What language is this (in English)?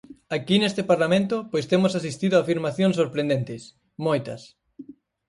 Galician